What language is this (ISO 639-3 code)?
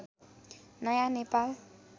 nep